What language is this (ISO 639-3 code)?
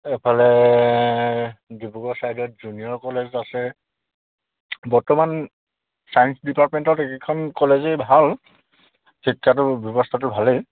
asm